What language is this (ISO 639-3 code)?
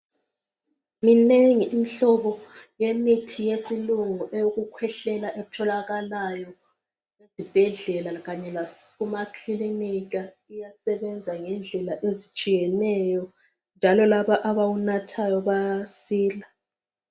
nde